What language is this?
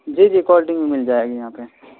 Urdu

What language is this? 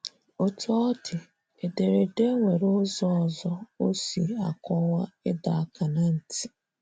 Igbo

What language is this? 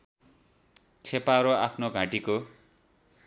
Nepali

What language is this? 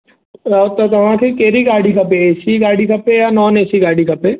Sindhi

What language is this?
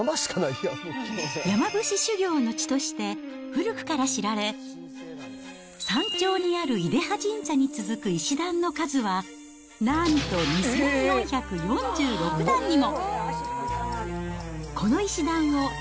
Japanese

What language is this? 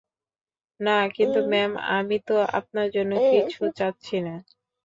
Bangla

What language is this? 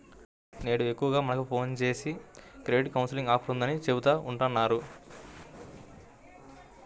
Telugu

